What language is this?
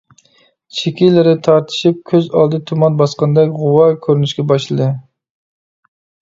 Uyghur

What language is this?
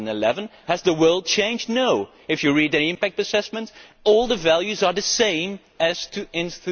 English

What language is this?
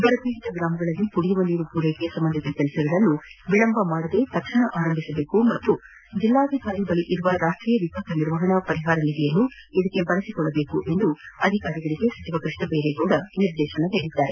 Kannada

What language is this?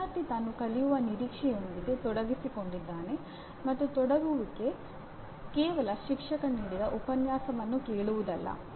Kannada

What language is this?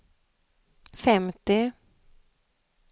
Swedish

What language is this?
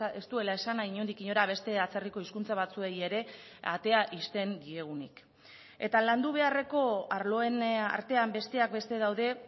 Basque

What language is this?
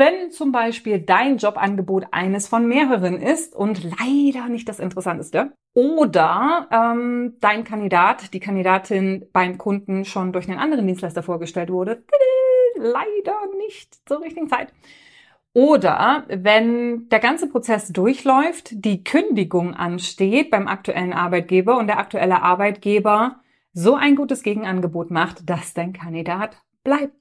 German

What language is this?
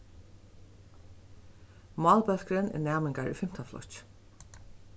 Faroese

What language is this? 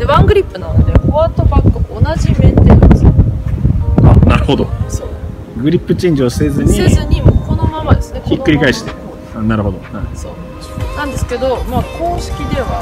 Japanese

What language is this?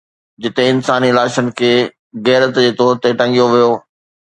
Sindhi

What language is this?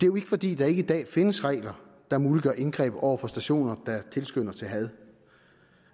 Danish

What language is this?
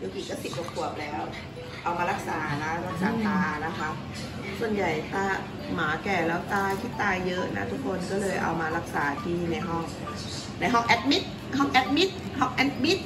Thai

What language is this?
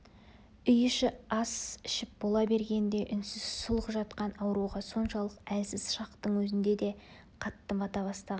Kazakh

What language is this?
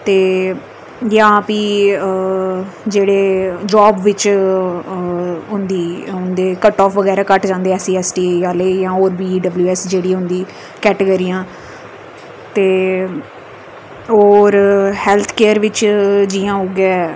Dogri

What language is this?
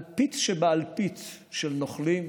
Hebrew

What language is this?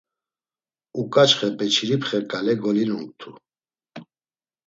Laz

